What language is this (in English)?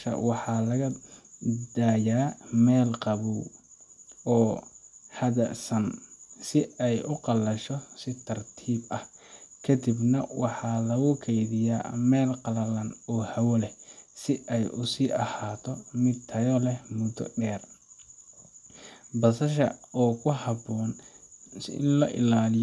Somali